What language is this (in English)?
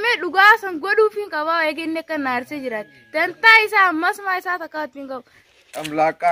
Arabic